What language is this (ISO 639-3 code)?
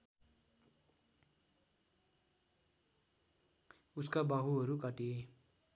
nep